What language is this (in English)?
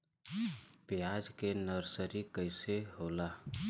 Bhojpuri